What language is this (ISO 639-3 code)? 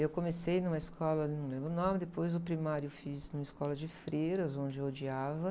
por